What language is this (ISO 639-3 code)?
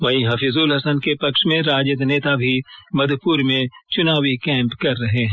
hin